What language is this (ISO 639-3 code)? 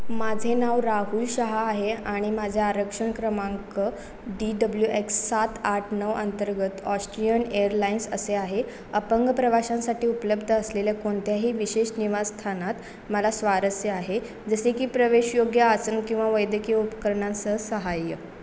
mar